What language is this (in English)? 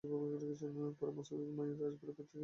Bangla